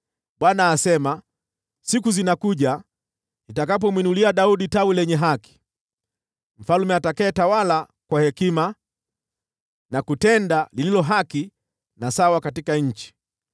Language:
Swahili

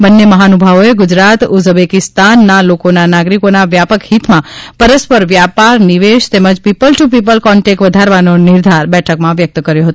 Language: Gujarati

